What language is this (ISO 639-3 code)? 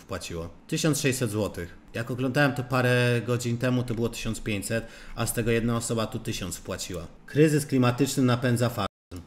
pol